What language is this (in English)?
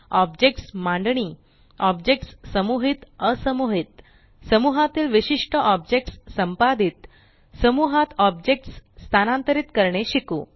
Marathi